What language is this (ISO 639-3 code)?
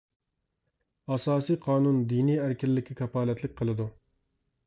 uig